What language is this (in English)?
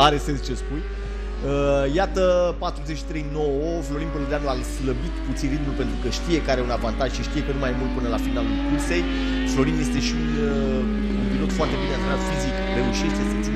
Romanian